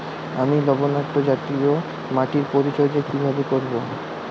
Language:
Bangla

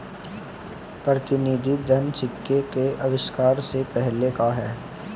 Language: Hindi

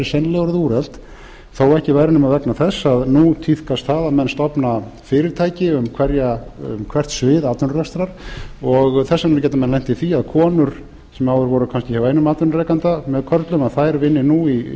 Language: Icelandic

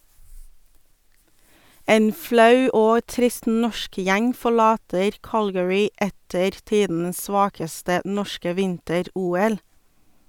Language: Norwegian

